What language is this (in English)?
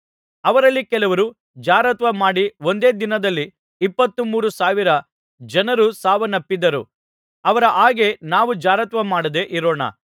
Kannada